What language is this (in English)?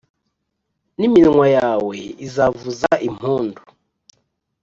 Kinyarwanda